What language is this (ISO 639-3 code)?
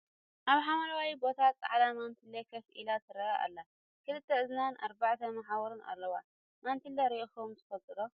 tir